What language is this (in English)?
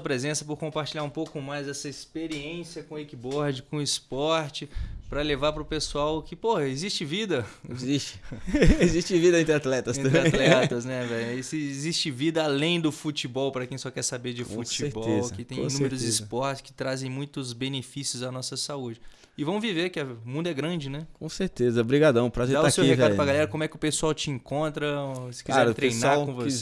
Portuguese